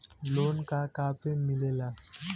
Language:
Bhojpuri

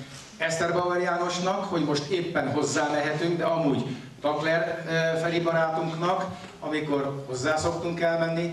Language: Hungarian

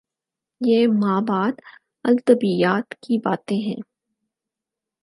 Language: Urdu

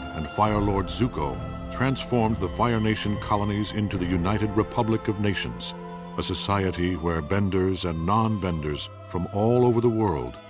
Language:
Greek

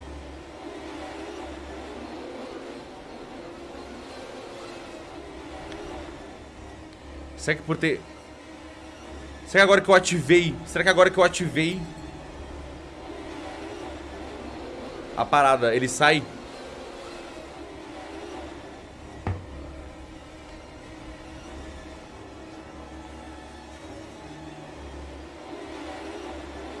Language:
Portuguese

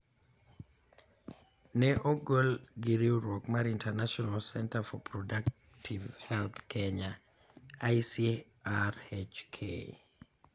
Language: Luo (Kenya and Tanzania)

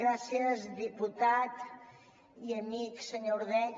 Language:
Catalan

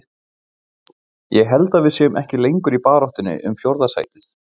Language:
Icelandic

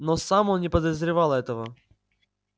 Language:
Russian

